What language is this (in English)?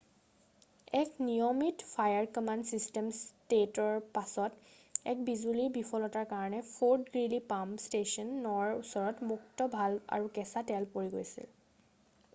Assamese